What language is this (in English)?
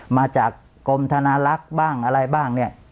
Thai